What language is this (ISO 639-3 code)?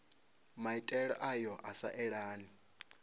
ven